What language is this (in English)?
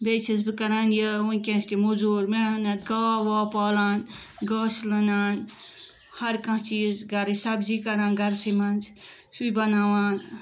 Kashmiri